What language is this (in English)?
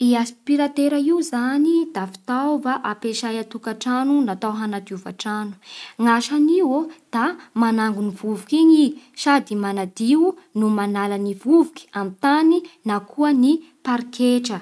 Bara Malagasy